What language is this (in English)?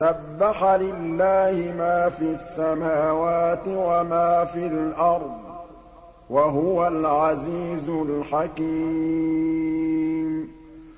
Arabic